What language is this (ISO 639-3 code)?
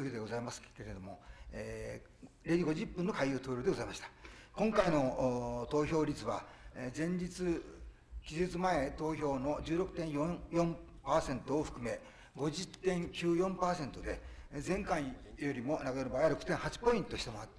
jpn